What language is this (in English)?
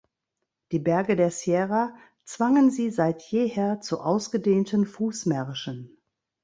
German